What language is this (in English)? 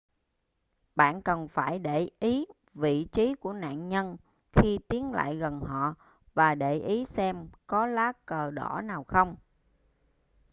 Vietnamese